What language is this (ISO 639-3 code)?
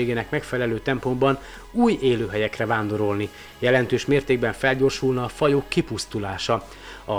hun